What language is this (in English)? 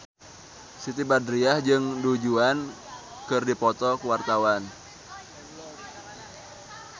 Sundanese